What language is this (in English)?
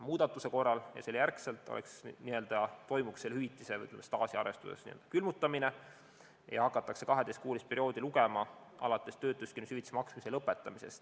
Estonian